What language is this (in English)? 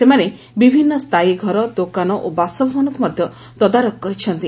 Odia